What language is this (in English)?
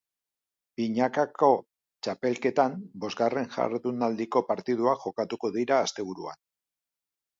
Basque